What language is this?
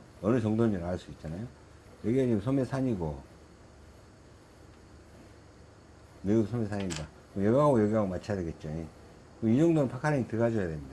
Korean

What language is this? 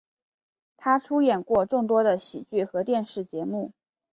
Chinese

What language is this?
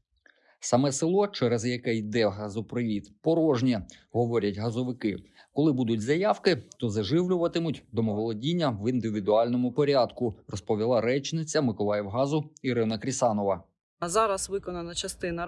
Ukrainian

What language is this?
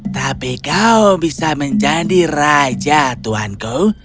Indonesian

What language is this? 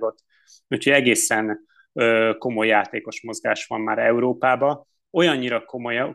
Hungarian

